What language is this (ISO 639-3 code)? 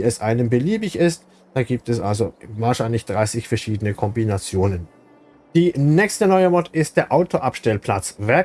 deu